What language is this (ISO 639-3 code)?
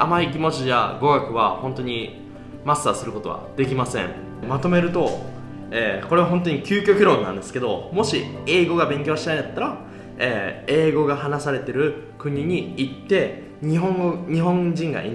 jpn